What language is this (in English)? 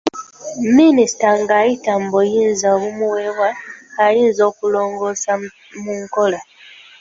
Ganda